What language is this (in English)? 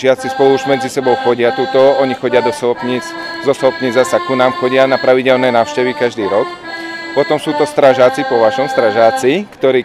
Polish